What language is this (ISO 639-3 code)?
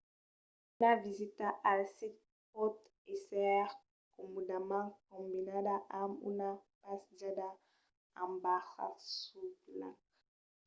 oci